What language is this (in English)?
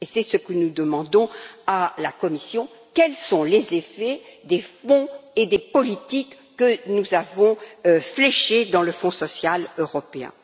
French